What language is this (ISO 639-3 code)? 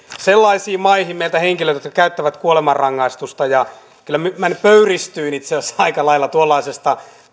fin